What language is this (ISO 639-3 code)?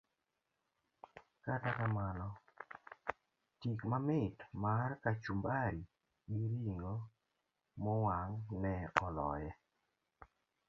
luo